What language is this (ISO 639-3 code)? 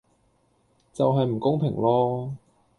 yue